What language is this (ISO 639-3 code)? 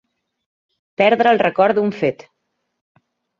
cat